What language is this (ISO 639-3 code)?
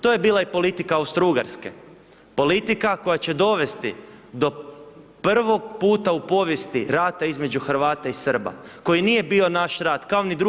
hrv